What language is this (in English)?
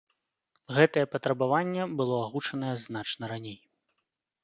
Belarusian